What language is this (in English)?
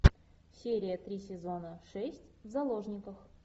Russian